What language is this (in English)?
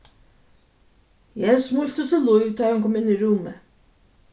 Faroese